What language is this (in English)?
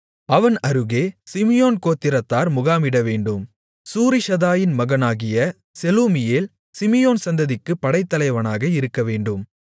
Tamil